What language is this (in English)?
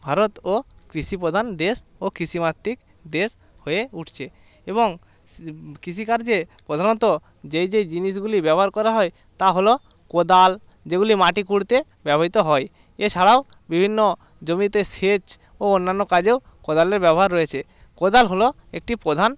Bangla